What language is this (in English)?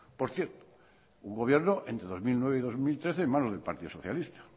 Spanish